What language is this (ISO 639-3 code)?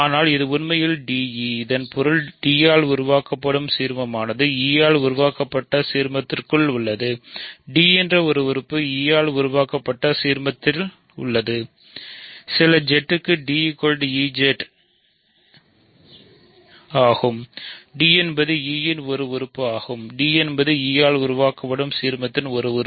tam